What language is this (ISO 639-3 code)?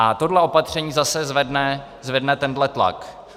ces